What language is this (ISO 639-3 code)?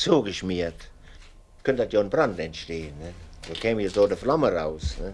deu